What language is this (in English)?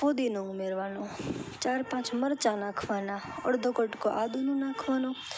Gujarati